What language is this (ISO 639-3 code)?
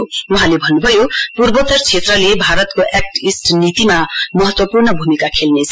nep